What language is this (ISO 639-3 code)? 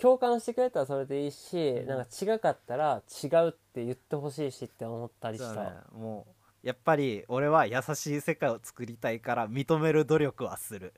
jpn